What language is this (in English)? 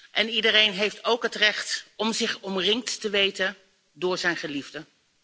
Dutch